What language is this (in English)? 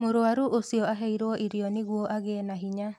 Kikuyu